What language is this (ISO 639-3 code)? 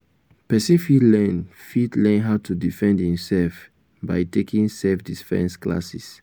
pcm